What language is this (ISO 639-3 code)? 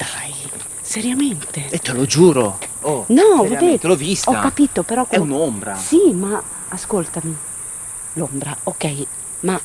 ita